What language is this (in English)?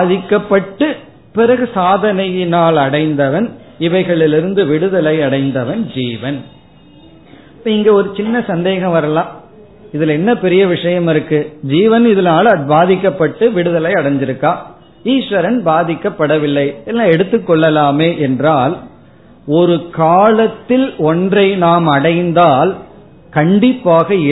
Tamil